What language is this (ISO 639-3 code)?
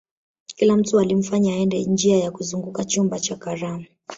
swa